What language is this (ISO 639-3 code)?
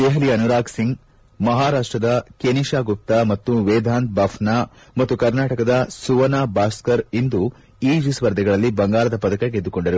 kan